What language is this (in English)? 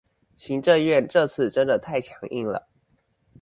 Chinese